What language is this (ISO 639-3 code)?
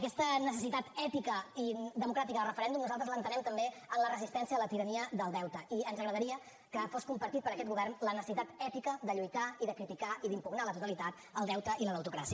cat